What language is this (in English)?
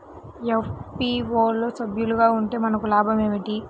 Telugu